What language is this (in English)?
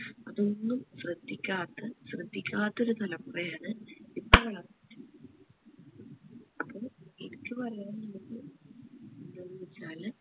Malayalam